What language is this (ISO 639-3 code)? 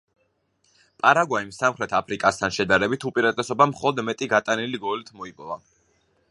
kat